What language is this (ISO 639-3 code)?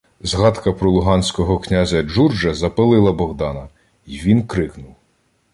ukr